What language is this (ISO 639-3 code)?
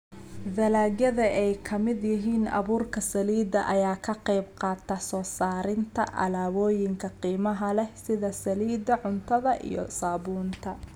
som